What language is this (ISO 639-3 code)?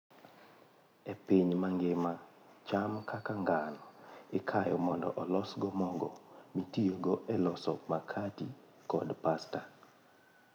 luo